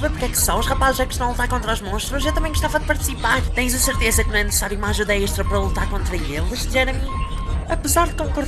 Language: Portuguese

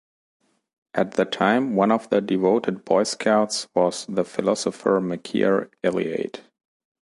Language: English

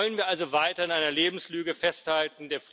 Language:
German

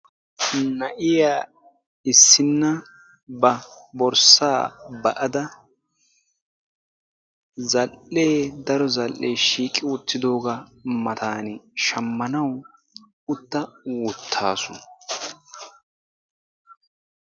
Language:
Wolaytta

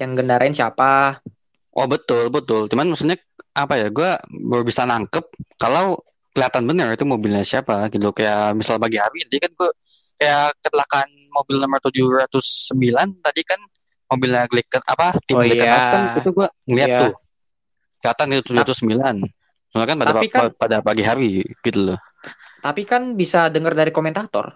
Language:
Indonesian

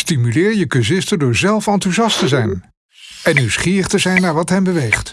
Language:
Dutch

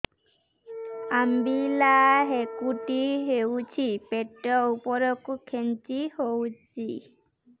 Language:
Odia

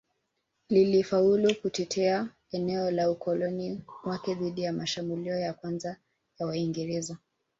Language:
Swahili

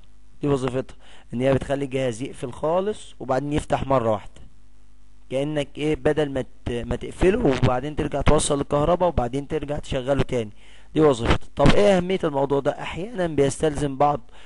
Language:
Arabic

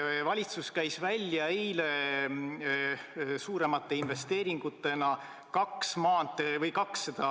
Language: Estonian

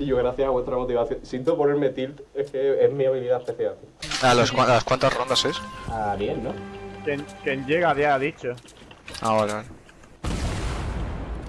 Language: Spanish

